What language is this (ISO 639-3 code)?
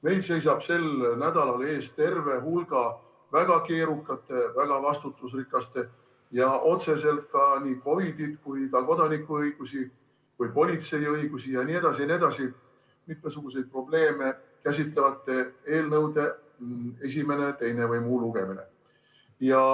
est